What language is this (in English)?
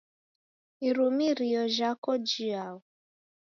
Taita